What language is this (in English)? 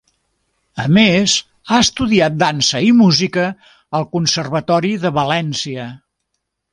Catalan